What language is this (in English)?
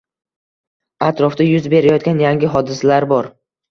Uzbek